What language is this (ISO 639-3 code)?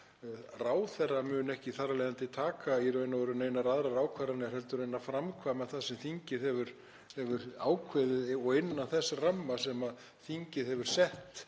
isl